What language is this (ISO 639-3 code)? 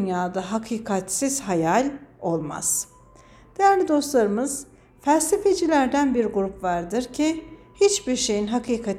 tur